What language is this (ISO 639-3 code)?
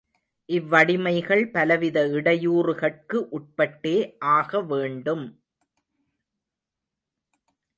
tam